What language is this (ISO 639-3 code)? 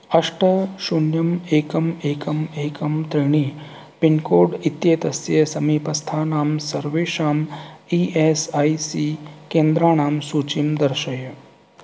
san